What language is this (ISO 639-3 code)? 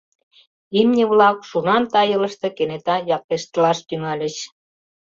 chm